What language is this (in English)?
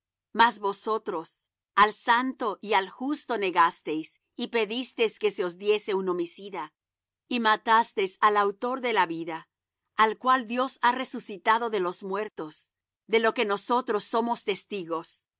Spanish